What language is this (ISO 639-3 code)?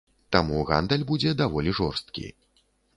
bel